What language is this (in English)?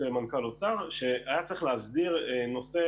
Hebrew